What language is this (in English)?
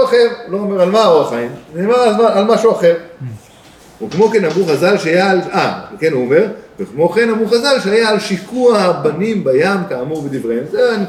Hebrew